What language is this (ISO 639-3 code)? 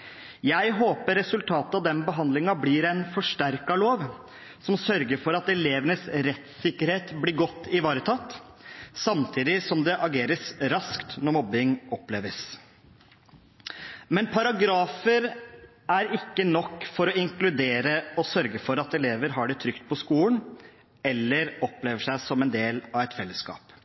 nob